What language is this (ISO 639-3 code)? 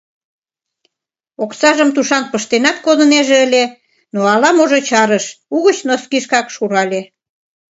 chm